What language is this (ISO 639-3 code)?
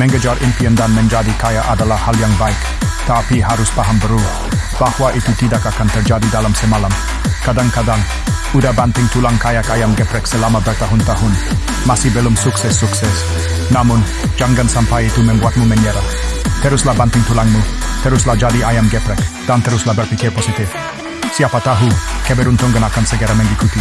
ind